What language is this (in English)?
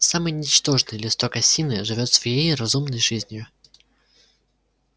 Russian